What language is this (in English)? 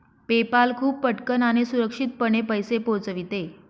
Marathi